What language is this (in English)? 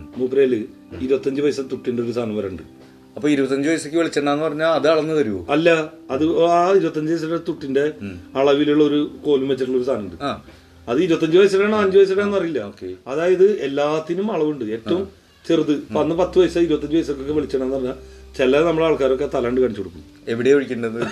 Malayalam